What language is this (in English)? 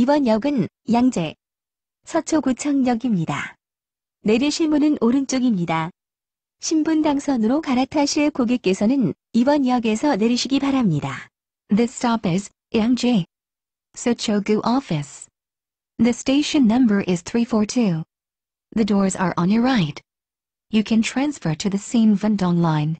Korean